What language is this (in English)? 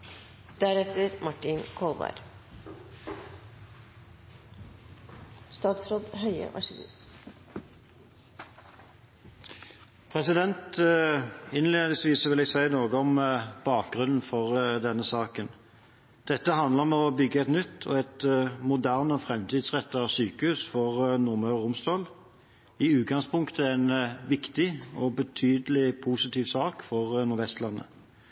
Norwegian Bokmål